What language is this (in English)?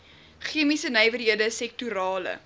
Afrikaans